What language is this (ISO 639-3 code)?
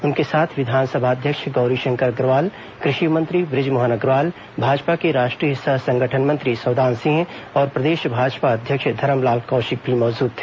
hin